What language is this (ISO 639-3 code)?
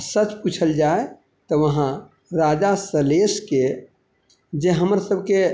mai